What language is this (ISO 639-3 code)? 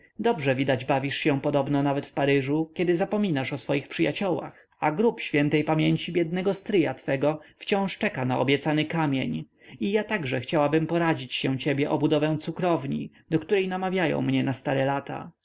pol